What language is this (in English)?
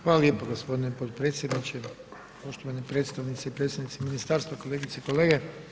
Croatian